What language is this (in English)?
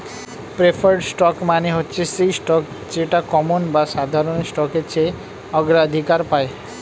Bangla